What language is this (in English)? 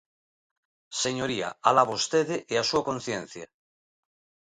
Galician